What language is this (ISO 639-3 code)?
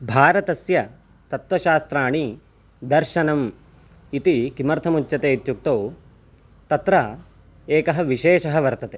san